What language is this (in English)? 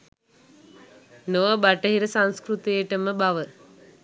Sinhala